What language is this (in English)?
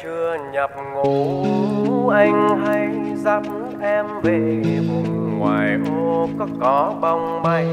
Vietnamese